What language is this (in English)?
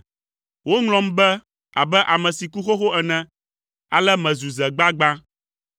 Ewe